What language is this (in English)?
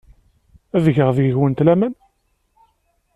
Kabyle